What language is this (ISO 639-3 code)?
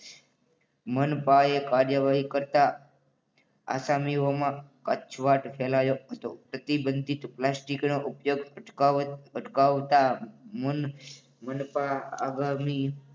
guj